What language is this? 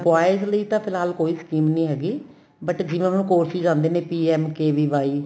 Punjabi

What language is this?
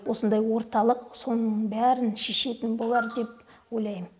Kazakh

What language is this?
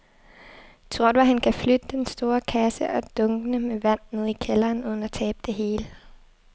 Danish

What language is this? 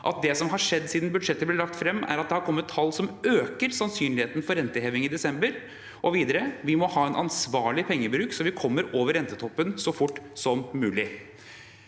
Norwegian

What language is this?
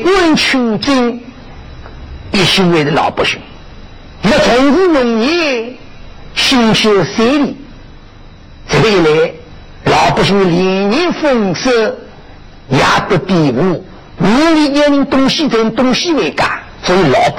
Chinese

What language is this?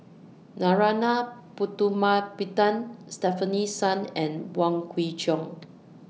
English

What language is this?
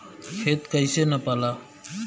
Bhojpuri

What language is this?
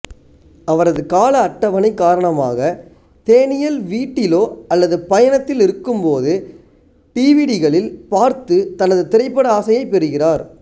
Tamil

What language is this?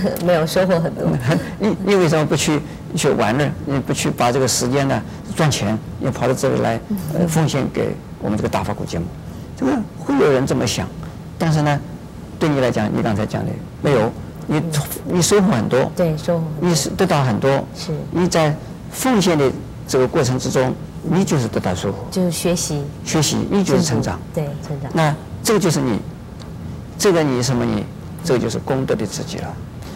Chinese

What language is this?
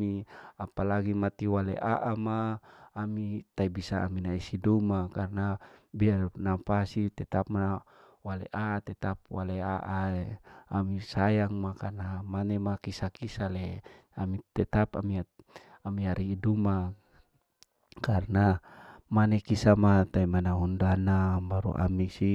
Larike-Wakasihu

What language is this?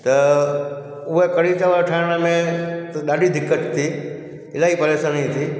Sindhi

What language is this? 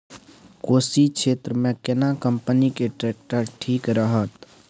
Maithili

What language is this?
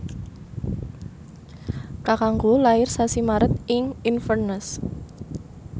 Javanese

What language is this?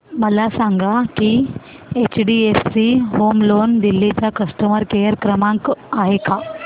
Marathi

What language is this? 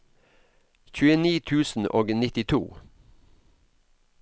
Norwegian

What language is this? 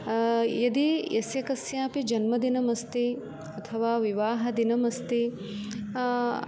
Sanskrit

